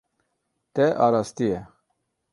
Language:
Kurdish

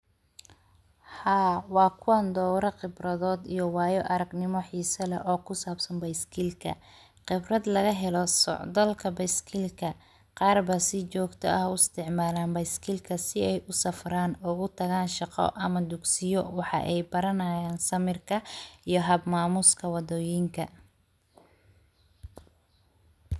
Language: Somali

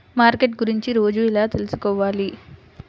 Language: Telugu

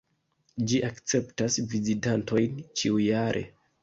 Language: Esperanto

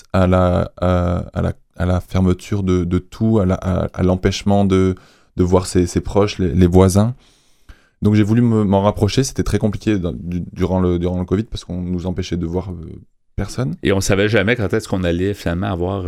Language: French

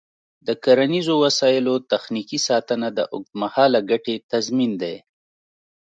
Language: Pashto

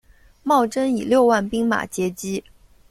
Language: Chinese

